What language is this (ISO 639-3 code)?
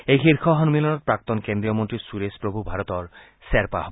asm